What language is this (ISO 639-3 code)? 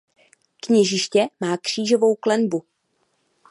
ces